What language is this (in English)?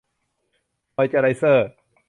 Thai